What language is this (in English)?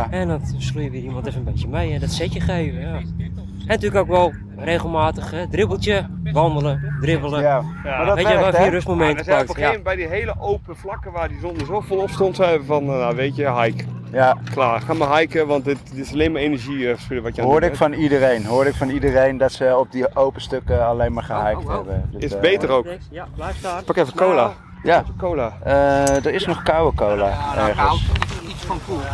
Dutch